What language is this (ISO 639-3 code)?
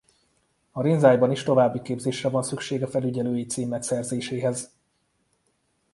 hun